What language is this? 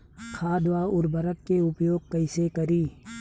Bhojpuri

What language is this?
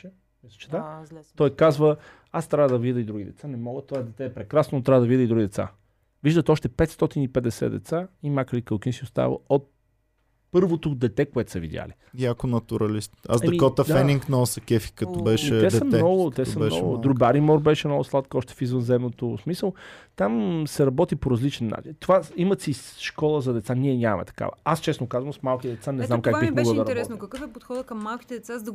Bulgarian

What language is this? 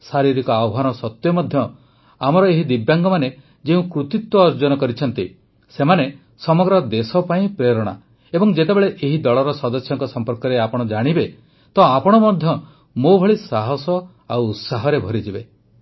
Odia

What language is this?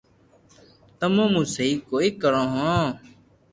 Loarki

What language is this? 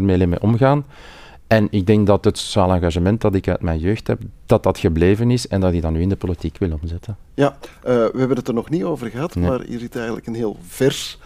Dutch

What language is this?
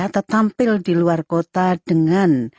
Indonesian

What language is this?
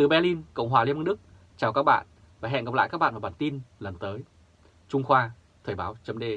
Vietnamese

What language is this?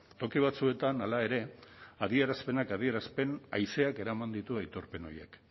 Basque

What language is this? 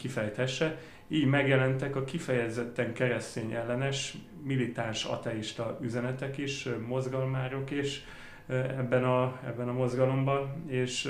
Hungarian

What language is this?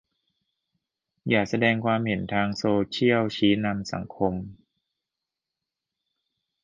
Thai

